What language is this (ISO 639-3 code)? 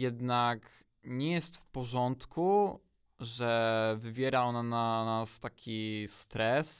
pol